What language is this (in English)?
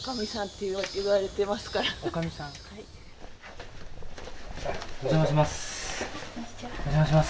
Japanese